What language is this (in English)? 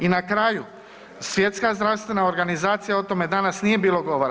Croatian